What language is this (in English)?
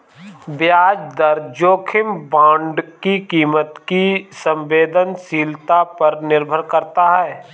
Hindi